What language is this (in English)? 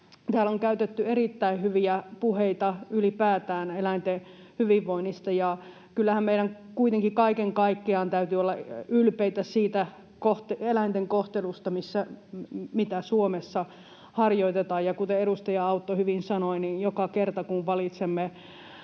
Finnish